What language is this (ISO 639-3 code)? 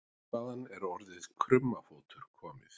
isl